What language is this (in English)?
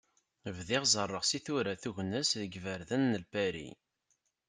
Kabyle